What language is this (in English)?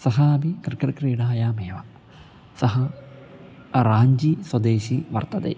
Sanskrit